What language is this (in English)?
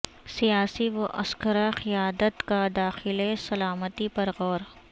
Urdu